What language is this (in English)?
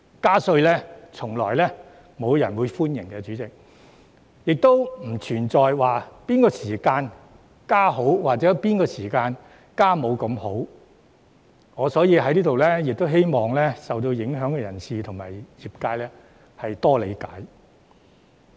Cantonese